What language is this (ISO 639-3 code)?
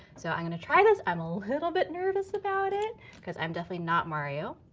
eng